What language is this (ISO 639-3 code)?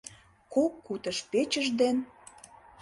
chm